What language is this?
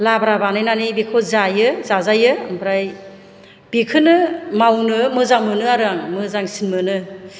Bodo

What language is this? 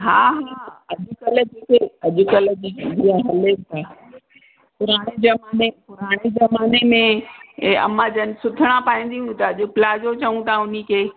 Sindhi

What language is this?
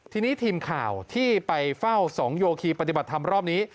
Thai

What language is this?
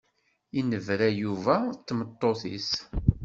Kabyle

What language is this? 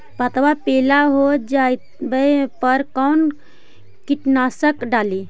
Magahi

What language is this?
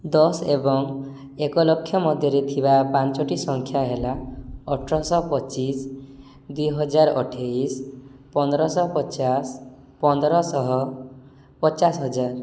Odia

